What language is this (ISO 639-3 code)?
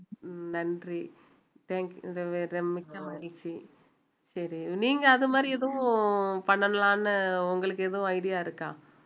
tam